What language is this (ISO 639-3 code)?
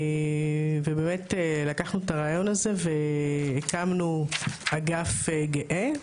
heb